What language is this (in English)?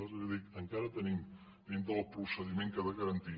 Catalan